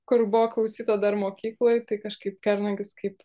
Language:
Lithuanian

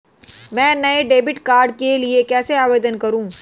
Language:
Hindi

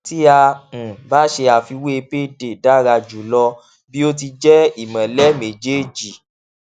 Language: Yoruba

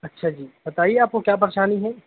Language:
Urdu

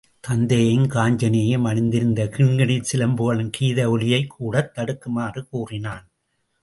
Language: Tamil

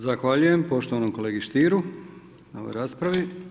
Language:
Croatian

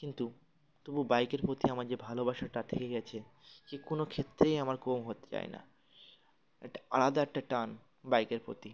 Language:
Bangla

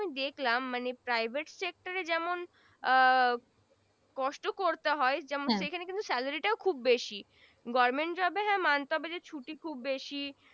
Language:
Bangla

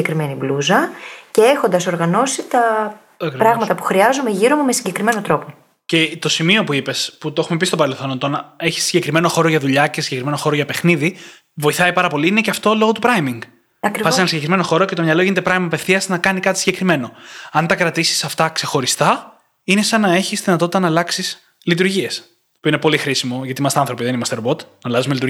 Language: Greek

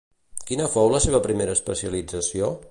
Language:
Catalan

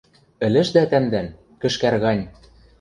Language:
Western Mari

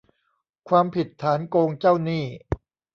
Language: Thai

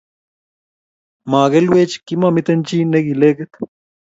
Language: Kalenjin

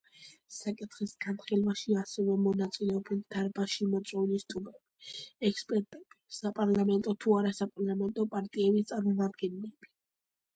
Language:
Georgian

